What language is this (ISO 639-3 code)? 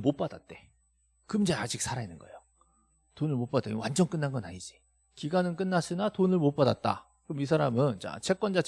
kor